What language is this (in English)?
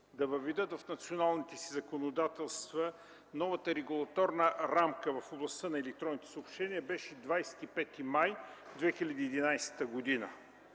Bulgarian